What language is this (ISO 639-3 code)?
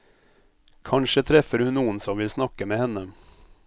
nor